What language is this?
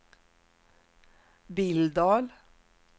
Swedish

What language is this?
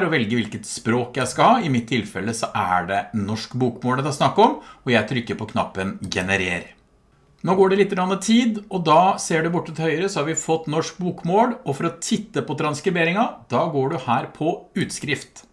Norwegian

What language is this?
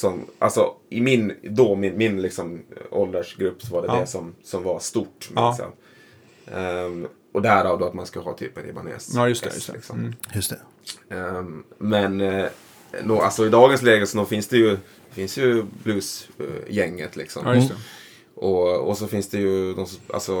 Swedish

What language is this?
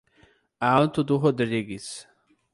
Portuguese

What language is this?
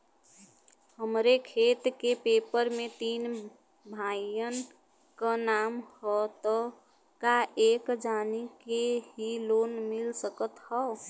Bhojpuri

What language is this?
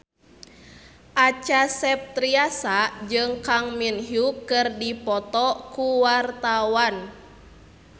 Sundanese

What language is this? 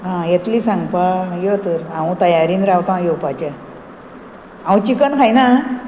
Konkani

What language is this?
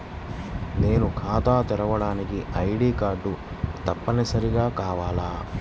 Telugu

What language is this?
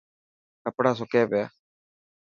Dhatki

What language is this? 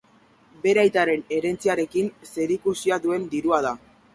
Basque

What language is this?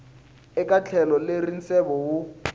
Tsonga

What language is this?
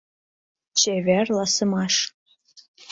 Mari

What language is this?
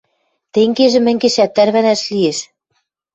Western Mari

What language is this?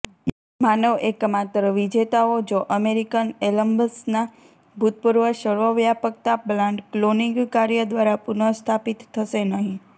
Gujarati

